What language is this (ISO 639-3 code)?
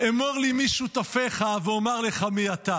heb